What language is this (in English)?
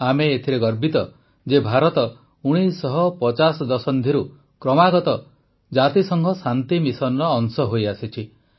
Odia